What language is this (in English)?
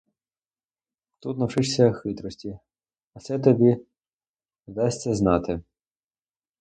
Ukrainian